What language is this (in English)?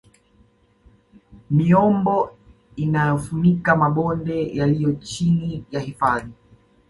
Swahili